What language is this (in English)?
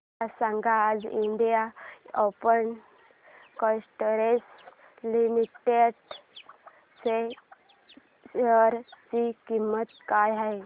Marathi